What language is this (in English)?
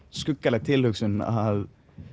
Icelandic